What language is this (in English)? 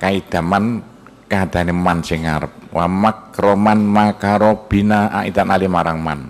Indonesian